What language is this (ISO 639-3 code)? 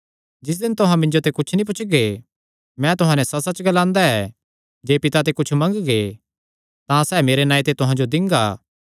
xnr